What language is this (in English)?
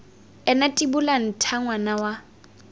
Tswana